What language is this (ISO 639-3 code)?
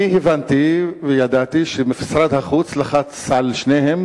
heb